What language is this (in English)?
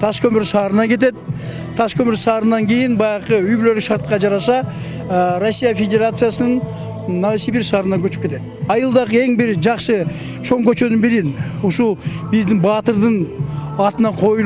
Russian